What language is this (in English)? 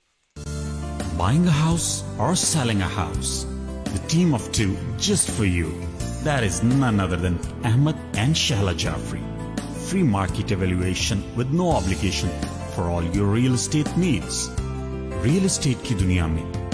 Urdu